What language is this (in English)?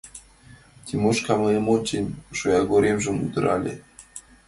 Mari